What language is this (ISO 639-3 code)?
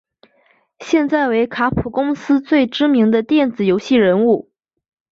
zho